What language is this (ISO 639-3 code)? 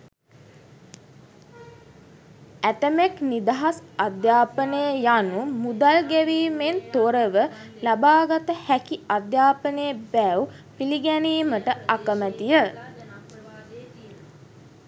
sin